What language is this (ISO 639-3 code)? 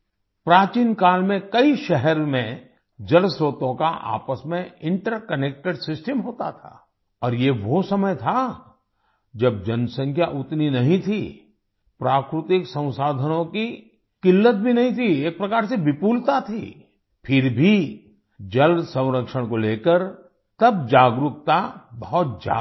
hin